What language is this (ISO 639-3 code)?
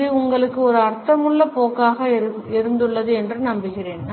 tam